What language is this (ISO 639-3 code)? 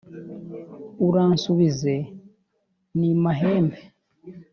kin